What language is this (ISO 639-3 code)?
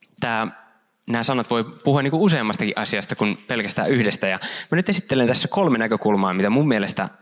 fin